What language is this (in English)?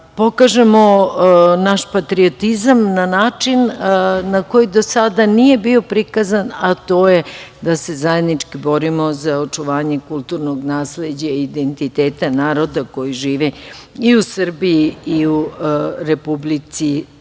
Serbian